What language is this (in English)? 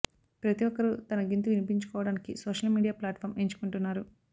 Telugu